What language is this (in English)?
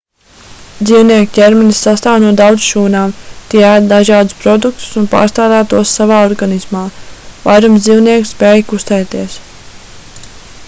Latvian